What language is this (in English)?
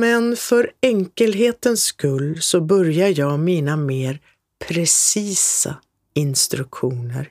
Swedish